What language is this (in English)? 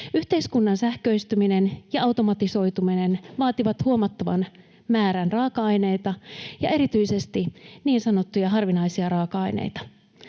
Finnish